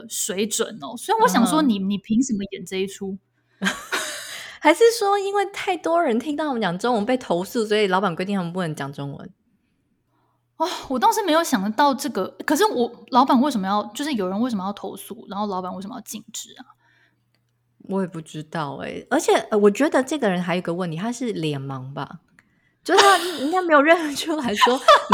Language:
Chinese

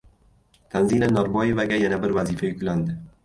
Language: Uzbek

